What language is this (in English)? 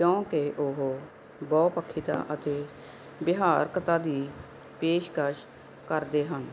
Punjabi